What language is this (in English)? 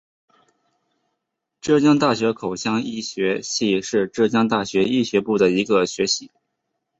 Chinese